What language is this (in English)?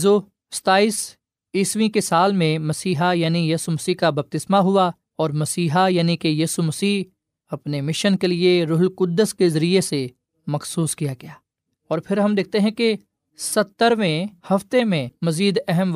Urdu